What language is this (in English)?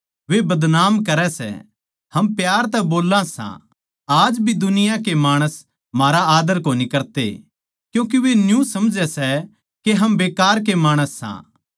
Haryanvi